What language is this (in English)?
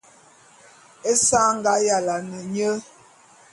Bulu